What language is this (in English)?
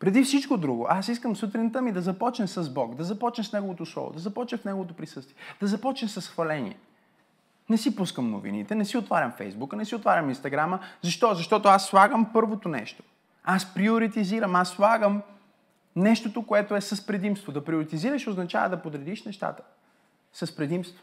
Bulgarian